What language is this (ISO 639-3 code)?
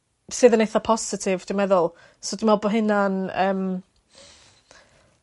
cym